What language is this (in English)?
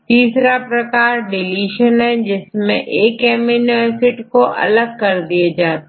Hindi